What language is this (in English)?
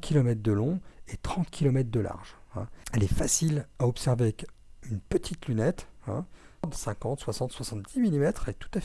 French